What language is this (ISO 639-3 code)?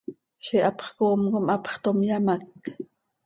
sei